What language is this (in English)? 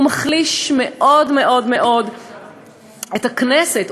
Hebrew